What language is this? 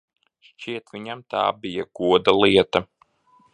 Latvian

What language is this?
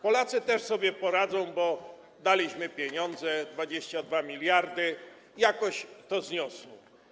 Polish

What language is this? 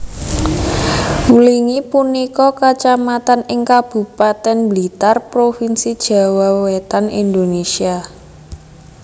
Javanese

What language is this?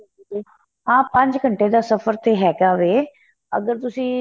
Punjabi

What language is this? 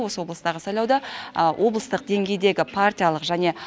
Kazakh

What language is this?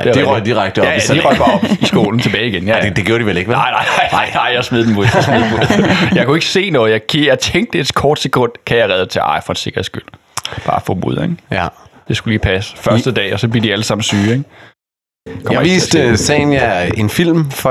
Danish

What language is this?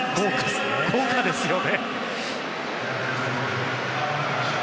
Japanese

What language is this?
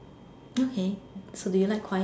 English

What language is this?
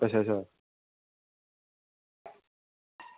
Dogri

